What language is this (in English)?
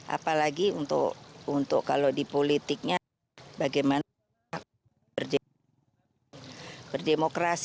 Indonesian